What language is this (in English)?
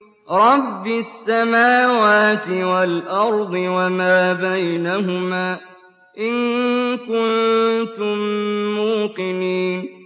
Arabic